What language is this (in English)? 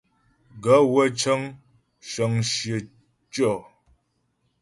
Ghomala